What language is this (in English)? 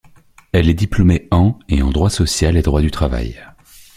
French